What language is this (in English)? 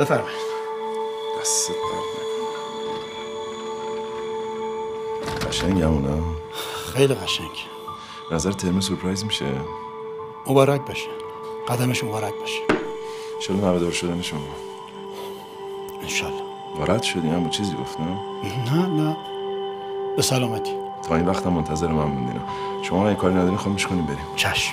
Persian